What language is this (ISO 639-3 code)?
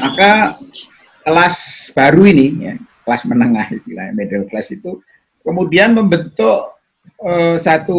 ind